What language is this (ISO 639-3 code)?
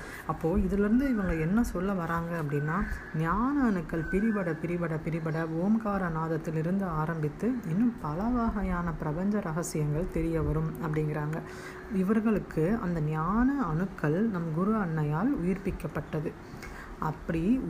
tam